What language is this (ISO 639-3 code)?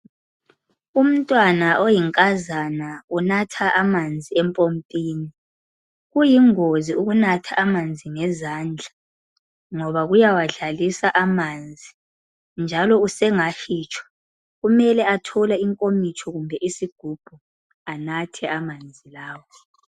nde